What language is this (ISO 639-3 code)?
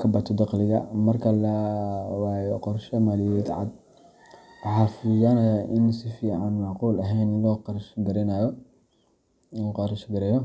som